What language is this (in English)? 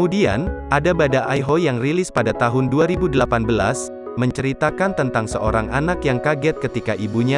Indonesian